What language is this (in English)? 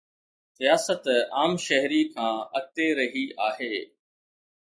Sindhi